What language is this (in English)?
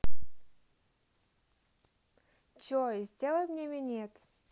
Russian